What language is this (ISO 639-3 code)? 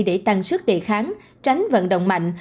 vie